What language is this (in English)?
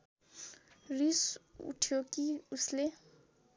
Nepali